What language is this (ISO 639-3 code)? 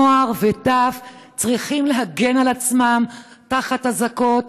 heb